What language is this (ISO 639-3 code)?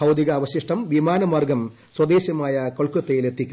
mal